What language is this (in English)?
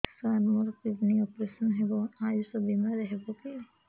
Odia